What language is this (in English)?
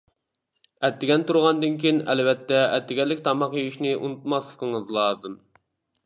Uyghur